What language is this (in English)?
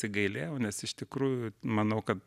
Lithuanian